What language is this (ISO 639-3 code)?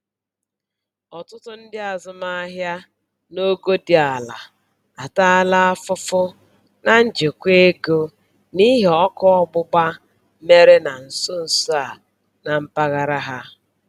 ibo